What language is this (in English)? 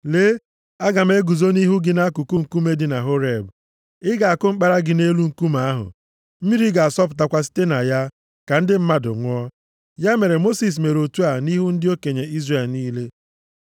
Igbo